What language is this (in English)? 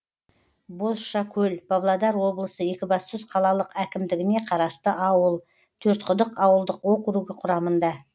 Kazakh